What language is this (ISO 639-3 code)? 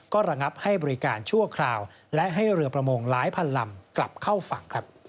tha